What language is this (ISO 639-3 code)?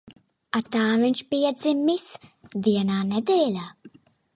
lav